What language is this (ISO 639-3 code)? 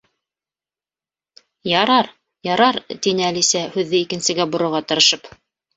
bak